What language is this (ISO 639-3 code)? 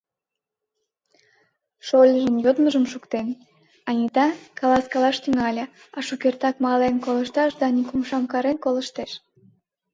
chm